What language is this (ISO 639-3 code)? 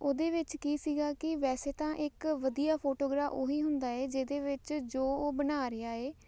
pan